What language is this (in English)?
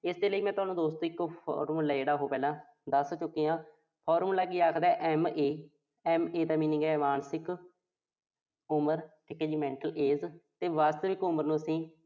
Punjabi